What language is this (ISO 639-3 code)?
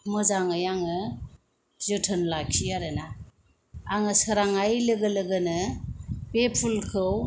brx